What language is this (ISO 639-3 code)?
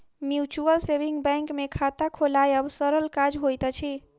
mai